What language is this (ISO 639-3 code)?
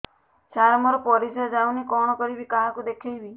ori